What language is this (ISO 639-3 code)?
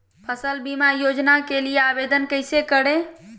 mag